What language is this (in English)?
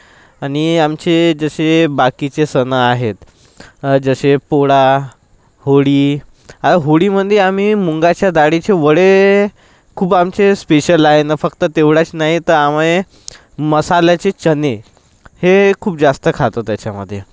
Marathi